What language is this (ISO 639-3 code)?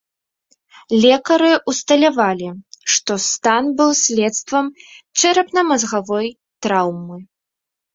bel